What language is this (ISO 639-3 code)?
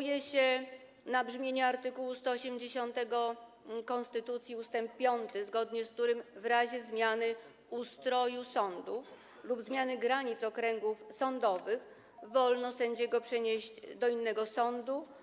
pol